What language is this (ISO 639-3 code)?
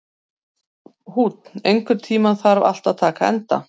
isl